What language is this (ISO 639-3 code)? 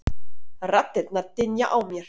isl